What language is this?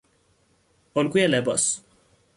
Persian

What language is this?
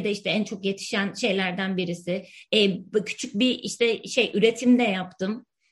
Turkish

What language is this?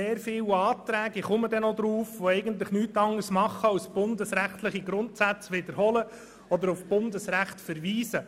Swiss German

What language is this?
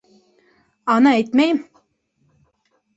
Bashkir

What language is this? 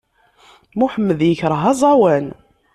Kabyle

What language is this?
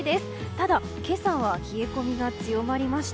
Japanese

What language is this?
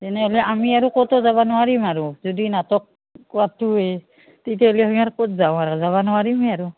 Assamese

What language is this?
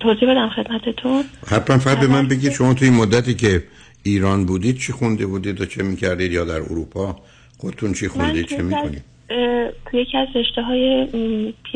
Persian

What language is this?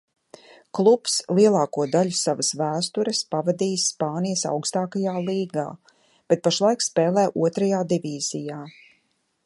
Latvian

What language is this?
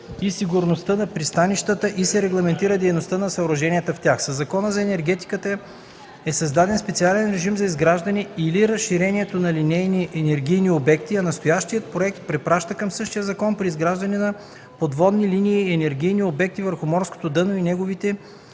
Bulgarian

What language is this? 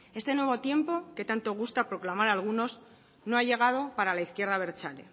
Spanish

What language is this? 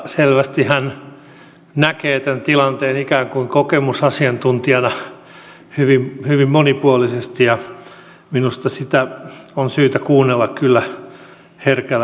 Finnish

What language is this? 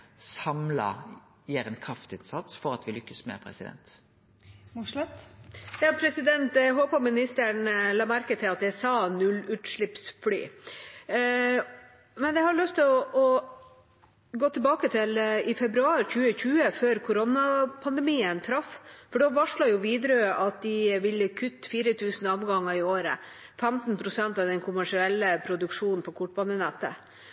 Norwegian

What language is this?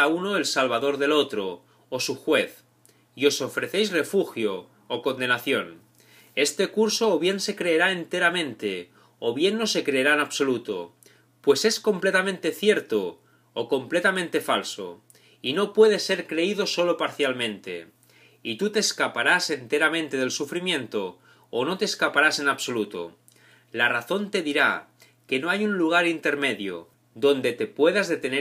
Spanish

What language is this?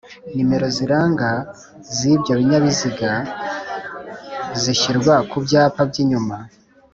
Kinyarwanda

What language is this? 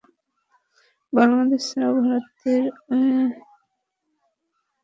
Bangla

